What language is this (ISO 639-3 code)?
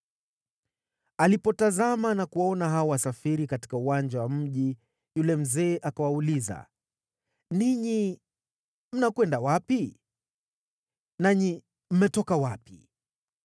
swa